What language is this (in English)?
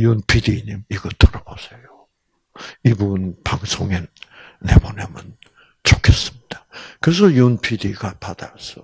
Korean